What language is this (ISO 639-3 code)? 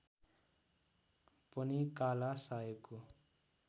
nep